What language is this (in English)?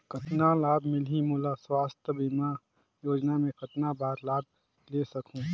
Chhattisgarhi